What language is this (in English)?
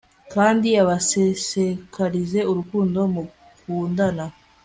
Kinyarwanda